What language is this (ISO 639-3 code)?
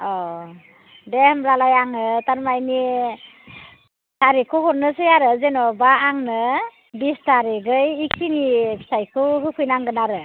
brx